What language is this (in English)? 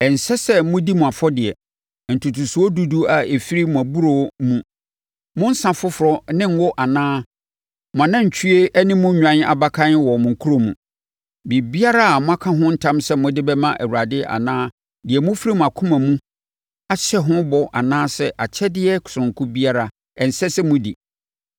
Akan